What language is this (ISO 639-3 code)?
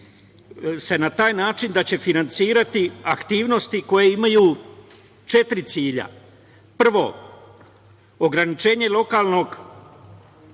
srp